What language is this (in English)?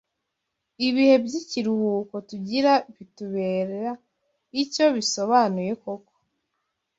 Kinyarwanda